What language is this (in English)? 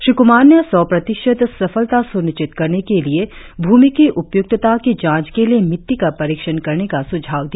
Hindi